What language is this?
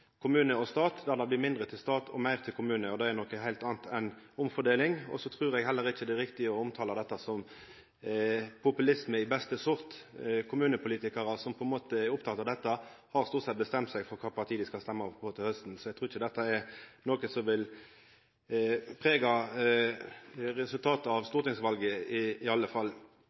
Norwegian Nynorsk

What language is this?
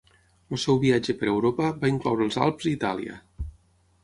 Catalan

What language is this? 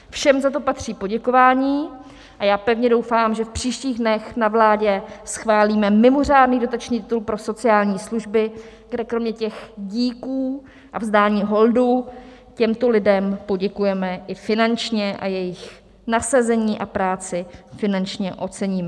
Czech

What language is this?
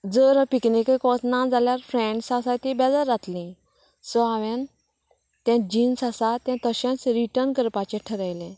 Konkani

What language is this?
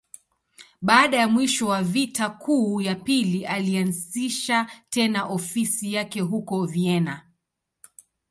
Swahili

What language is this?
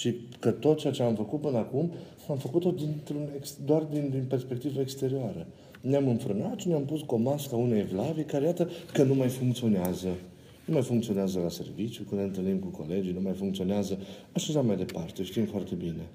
Romanian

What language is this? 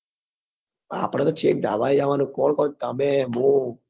Gujarati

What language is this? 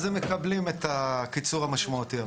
Hebrew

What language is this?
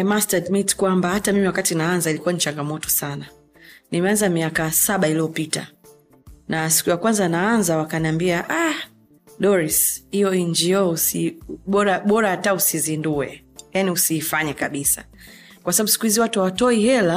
Swahili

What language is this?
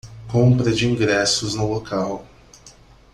Portuguese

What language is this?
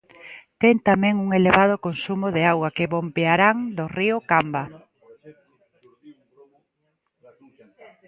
Galician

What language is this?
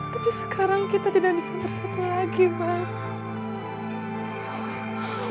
Indonesian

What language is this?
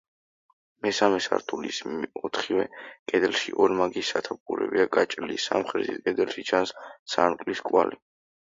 Georgian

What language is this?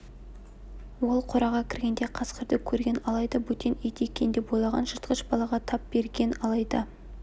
Kazakh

